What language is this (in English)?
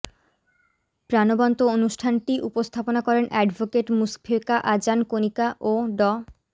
Bangla